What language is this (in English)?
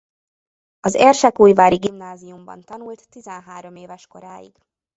Hungarian